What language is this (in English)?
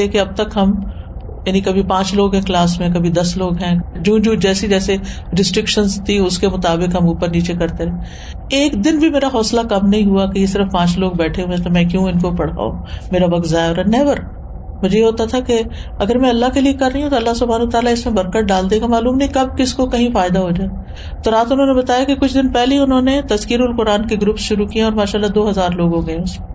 Urdu